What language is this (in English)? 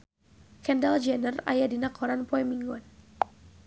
Sundanese